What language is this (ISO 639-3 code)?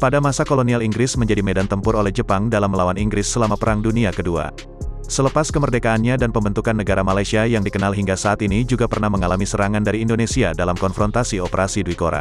ind